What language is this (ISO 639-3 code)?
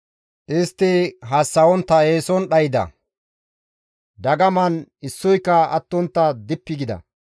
gmv